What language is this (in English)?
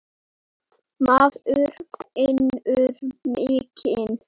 Icelandic